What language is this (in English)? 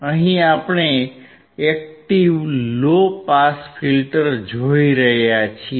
Gujarati